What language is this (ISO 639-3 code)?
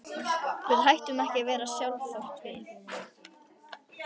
isl